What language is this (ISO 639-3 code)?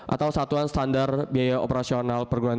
ind